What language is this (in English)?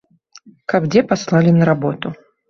Belarusian